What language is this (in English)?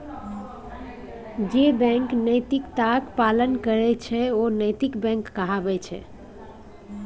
Maithili